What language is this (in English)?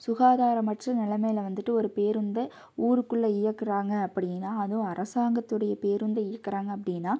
Tamil